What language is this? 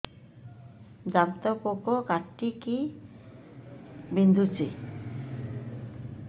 Odia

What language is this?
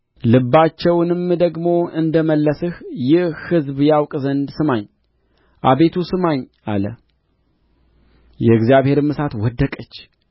Amharic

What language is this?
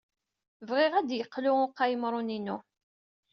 Kabyle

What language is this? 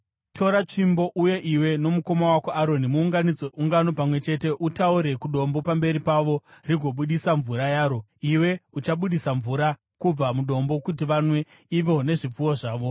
Shona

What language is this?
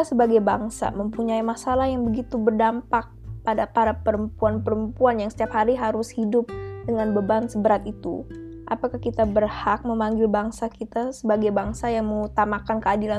Indonesian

